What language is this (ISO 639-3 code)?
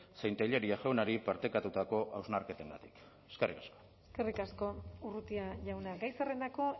eus